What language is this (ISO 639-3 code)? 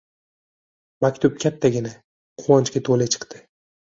uzb